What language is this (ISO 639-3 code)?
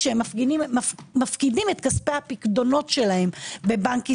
heb